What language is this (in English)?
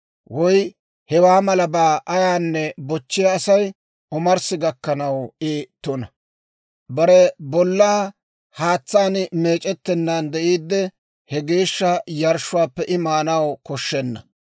Dawro